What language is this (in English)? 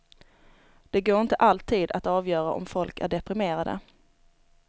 Swedish